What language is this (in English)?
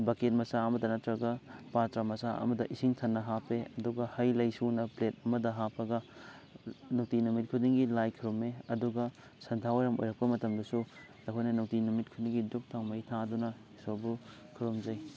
Manipuri